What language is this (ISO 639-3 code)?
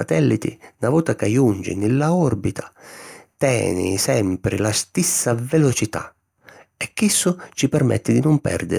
scn